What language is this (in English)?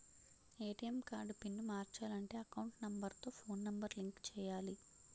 Telugu